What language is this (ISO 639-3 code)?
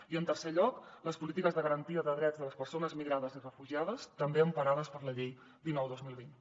cat